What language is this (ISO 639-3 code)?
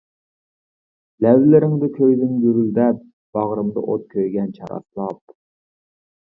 uig